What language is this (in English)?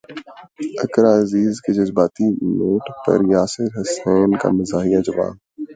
Urdu